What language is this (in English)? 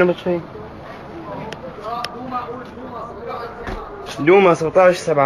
Arabic